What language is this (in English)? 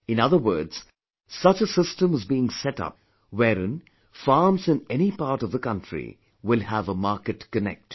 English